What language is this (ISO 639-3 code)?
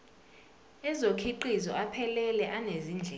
zul